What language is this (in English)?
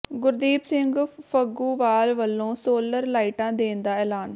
Punjabi